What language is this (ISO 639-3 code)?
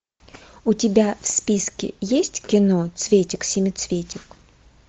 rus